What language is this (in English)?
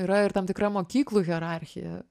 Lithuanian